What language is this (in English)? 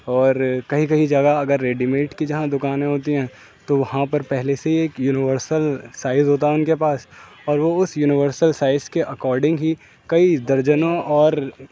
Urdu